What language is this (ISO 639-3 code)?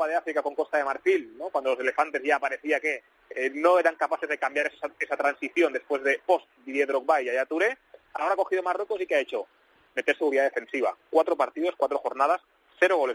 spa